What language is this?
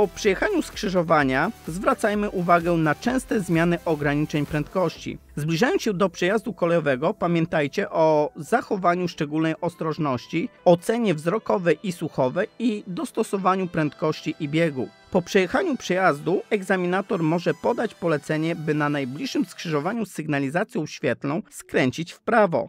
Polish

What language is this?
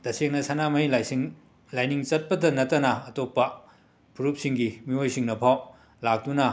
Manipuri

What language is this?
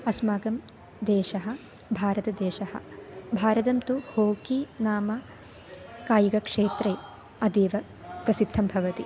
Sanskrit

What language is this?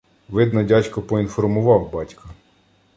Ukrainian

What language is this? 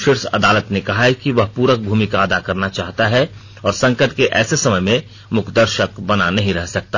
Hindi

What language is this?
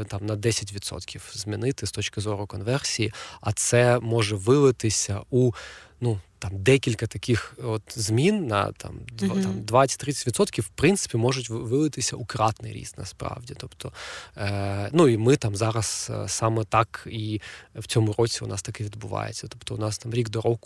Ukrainian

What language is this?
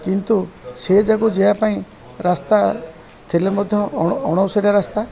Odia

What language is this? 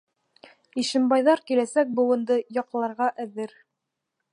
Bashkir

